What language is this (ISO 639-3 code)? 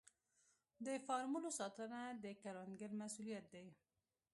pus